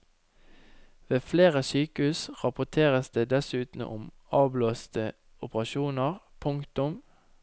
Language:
Norwegian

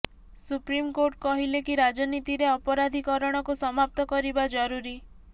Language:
Odia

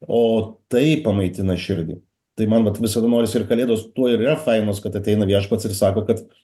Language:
Lithuanian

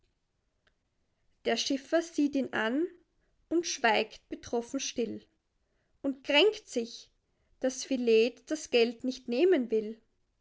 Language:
German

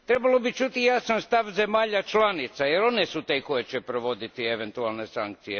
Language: Croatian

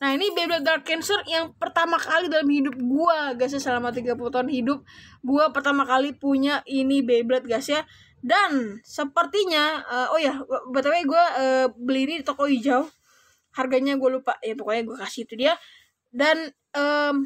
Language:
Indonesian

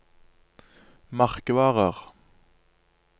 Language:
Norwegian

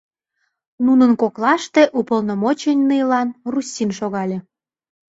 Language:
Mari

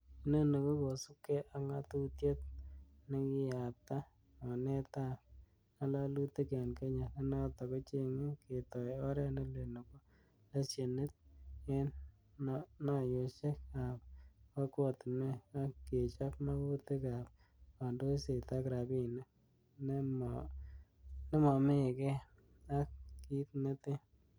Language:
Kalenjin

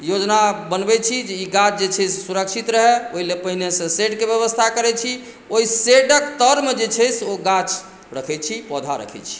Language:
Maithili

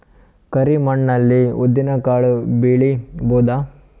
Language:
Kannada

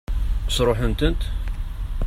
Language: Kabyle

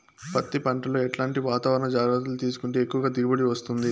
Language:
Telugu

